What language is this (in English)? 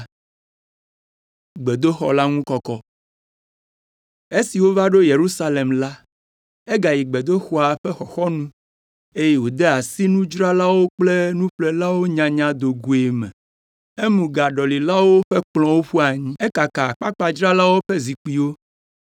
Ewe